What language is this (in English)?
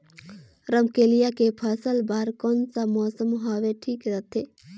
Chhattisgarhi